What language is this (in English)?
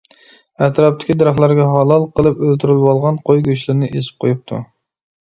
Uyghur